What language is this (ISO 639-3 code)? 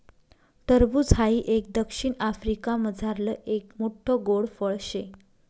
mar